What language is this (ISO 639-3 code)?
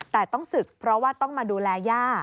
tha